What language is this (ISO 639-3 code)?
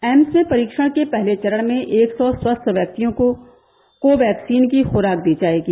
hin